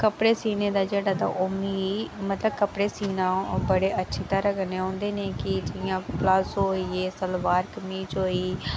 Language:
Dogri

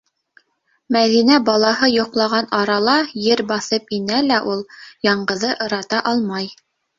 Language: Bashkir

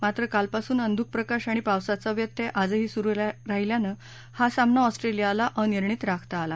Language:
Marathi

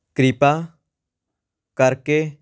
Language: Punjabi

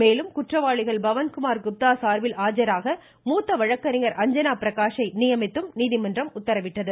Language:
Tamil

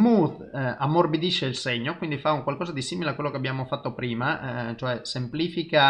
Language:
Italian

